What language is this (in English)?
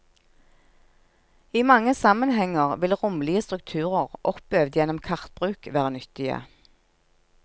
Norwegian